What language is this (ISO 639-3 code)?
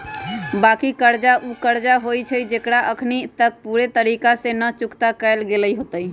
mag